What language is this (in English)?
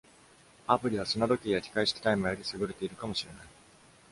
Japanese